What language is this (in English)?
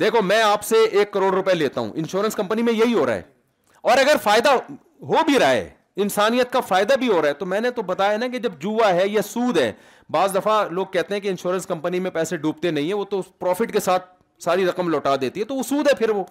Urdu